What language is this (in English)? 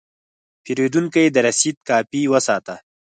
Pashto